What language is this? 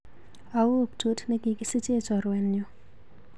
Kalenjin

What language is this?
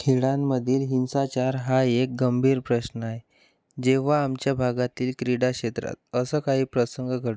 Marathi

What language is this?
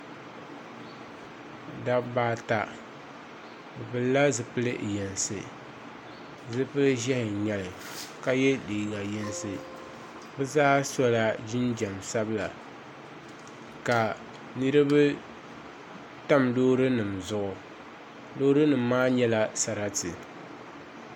Dagbani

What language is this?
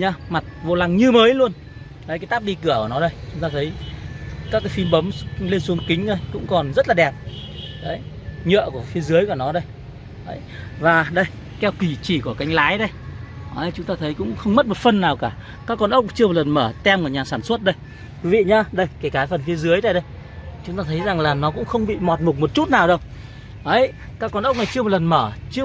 Vietnamese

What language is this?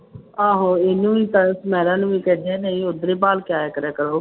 Punjabi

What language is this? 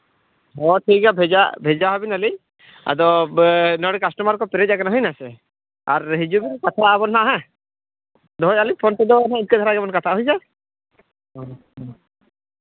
Santali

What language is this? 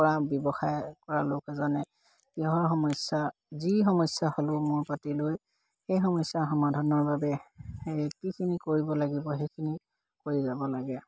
Assamese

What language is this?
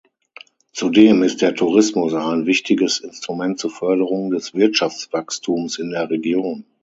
German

